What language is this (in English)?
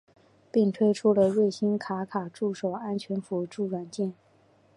Chinese